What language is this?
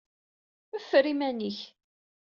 Kabyle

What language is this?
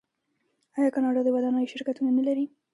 Pashto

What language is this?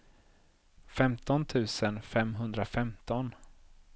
Swedish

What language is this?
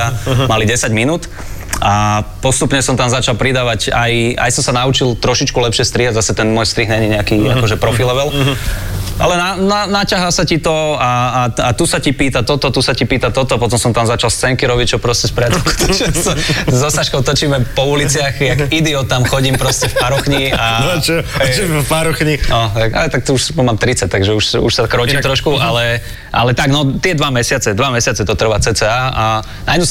Slovak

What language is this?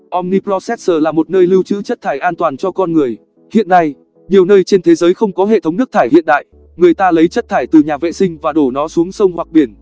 Vietnamese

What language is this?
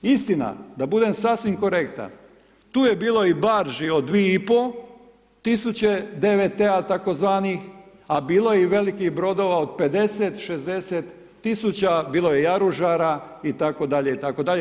Croatian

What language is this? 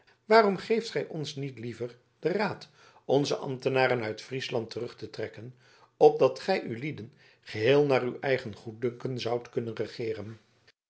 Dutch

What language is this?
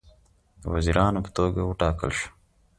Pashto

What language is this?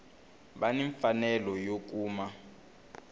Tsonga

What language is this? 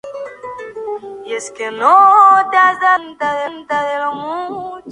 Spanish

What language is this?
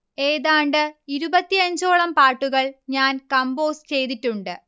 Malayalam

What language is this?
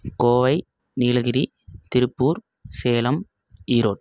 Tamil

